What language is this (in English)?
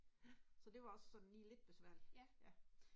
Danish